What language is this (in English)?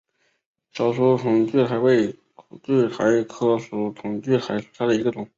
Chinese